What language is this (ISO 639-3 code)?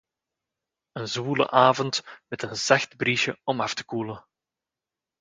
nld